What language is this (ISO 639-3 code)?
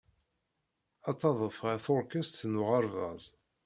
kab